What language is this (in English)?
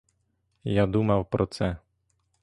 Ukrainian